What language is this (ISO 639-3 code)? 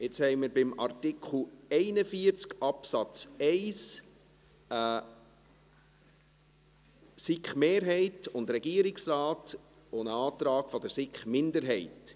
gsw